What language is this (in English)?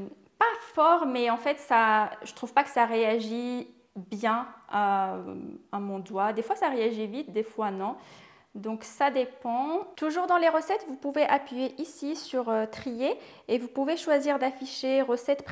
French